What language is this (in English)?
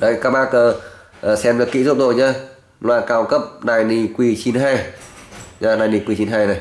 Vietnamese